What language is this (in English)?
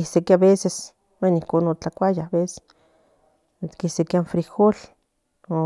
Central Nahuatl